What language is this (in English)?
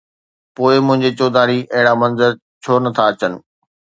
Sindhi